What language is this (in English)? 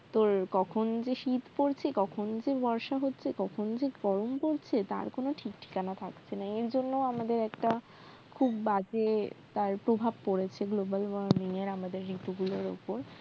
Bangla